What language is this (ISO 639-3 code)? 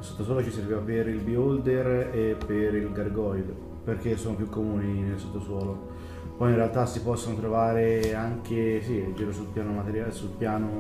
ita